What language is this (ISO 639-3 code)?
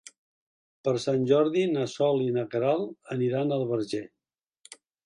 cat